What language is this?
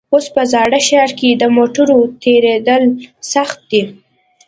Pashto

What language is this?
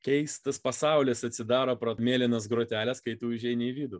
Lithuanian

